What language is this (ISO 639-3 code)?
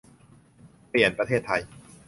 tha